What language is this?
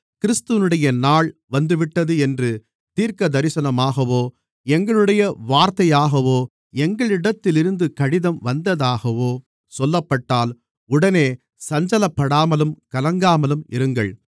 Tamil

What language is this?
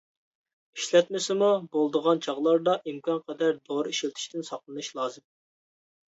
Uyghur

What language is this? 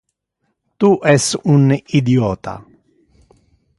Interlingua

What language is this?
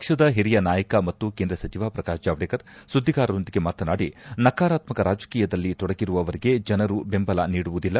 Kannada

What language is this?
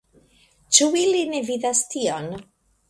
Esperanto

